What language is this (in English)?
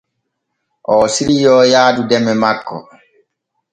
Borgu Fulfulde